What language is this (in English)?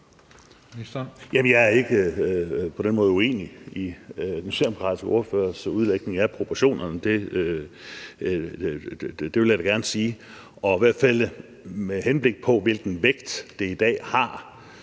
Danish